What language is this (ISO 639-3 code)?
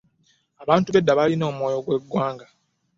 lug